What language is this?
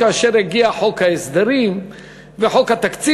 Hebrew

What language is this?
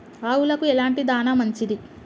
Telugu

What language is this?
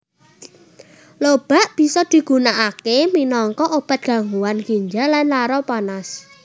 Javanese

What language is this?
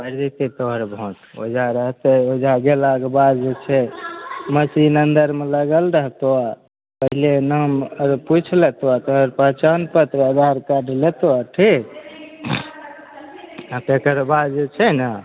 Maithili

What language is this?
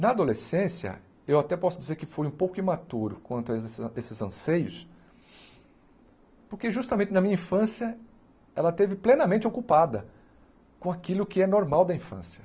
Portuguese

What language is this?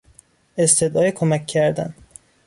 Persian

